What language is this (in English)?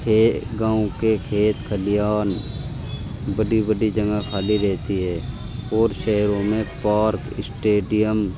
Urdu